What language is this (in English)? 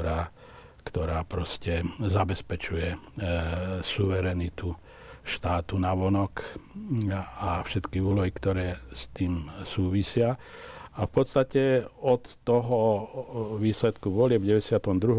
Slovak